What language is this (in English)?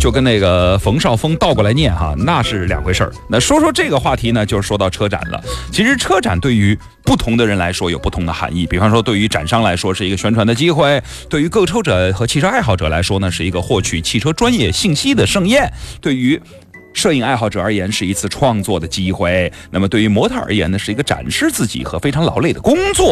Chinese